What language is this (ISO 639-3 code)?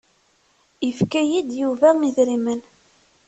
kab